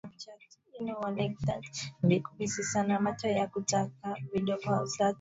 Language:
Swahili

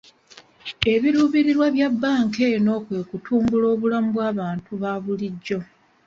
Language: Ganda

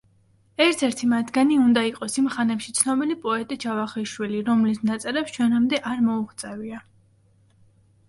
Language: Georgian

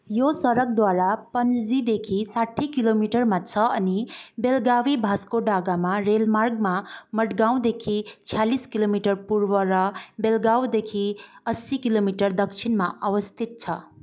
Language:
Nepali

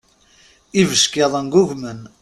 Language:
Kabyle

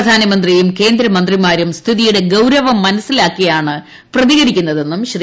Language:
Malayalam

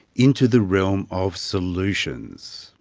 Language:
English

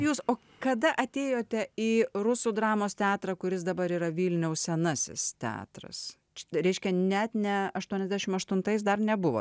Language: Lithuanian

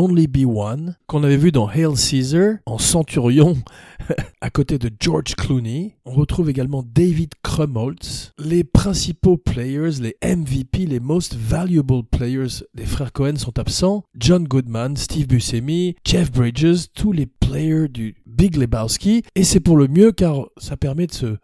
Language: French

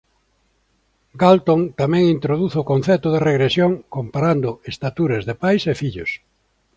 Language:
Galician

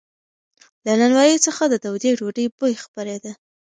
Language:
Pashto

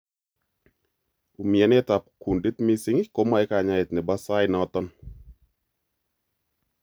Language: Kalenjin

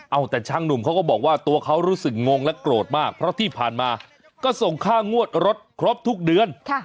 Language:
Thai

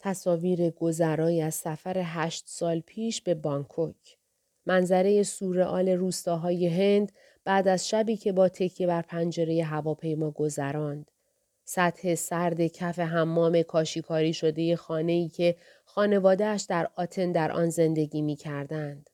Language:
Persian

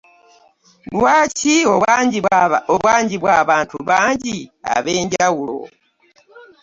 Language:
Ganda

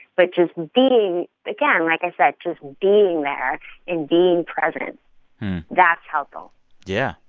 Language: English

